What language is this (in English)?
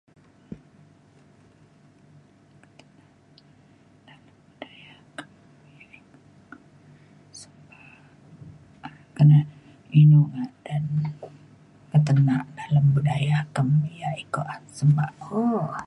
Mainstream Kenyah